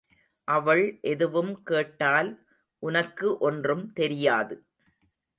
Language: Tamil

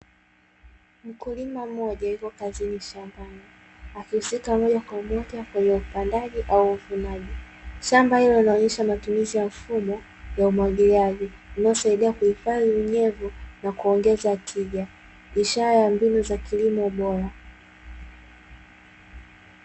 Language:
Swahili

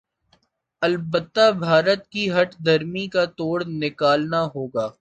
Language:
Urdu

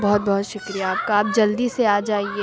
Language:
Urdu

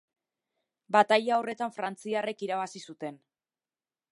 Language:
Basque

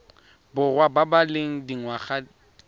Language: Tswana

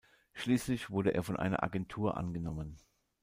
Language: German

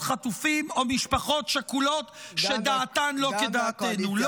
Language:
Hebrew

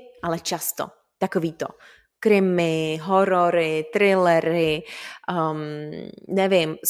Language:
Czech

